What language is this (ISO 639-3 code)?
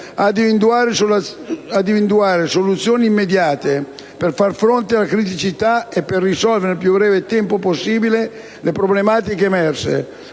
ita